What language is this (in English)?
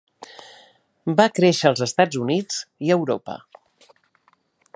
Catalan